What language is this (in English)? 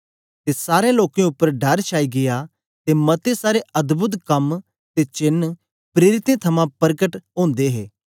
Dogri